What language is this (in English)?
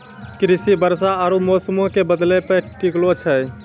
Maithili